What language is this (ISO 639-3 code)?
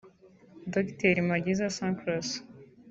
kin